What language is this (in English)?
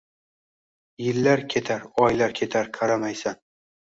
Uzbek